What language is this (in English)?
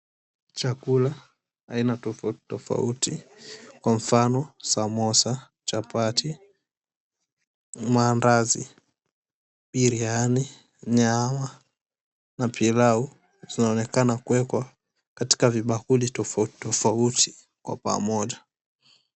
Swahili